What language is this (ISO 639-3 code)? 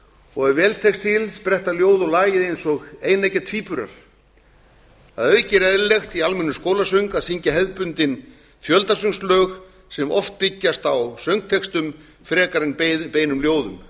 isl